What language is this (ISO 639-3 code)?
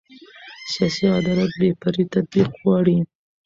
pus